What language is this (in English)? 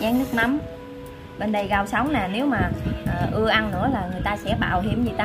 Vietnamese